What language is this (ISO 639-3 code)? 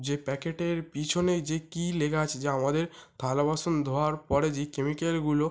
ben